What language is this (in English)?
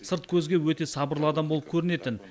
Kazakh